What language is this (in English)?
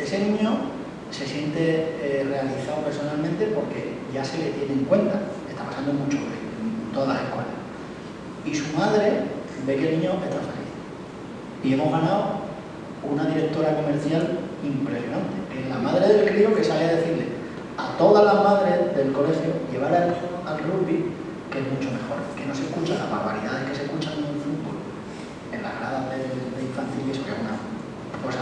Spanish